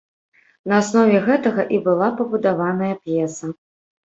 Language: Belarusian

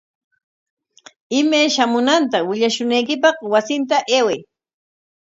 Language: Corongo Ancash Quechua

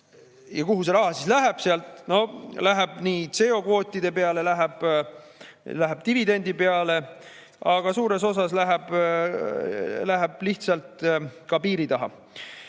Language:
Estonian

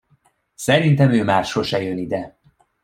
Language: Hungarian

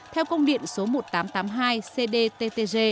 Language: Vietnamese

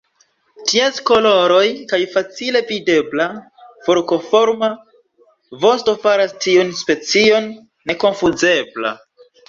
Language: Esperanto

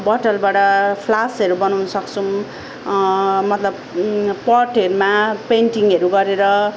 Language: Nepali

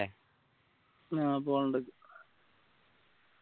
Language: Malayalam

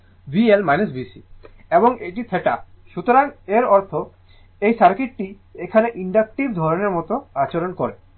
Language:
Bangla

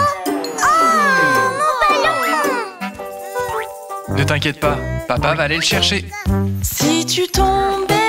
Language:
French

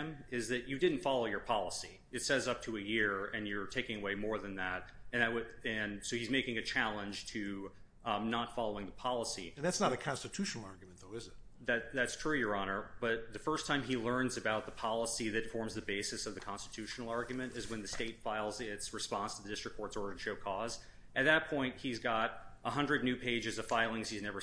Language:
English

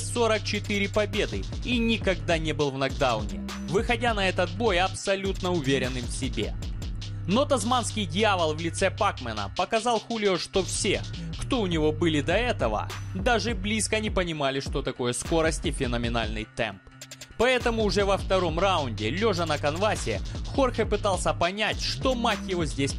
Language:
Russian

